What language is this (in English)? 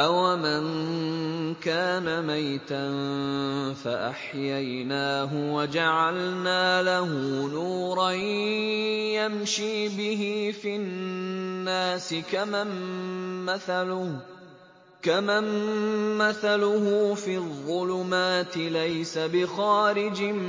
Arabic